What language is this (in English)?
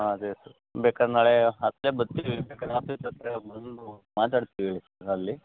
Kannada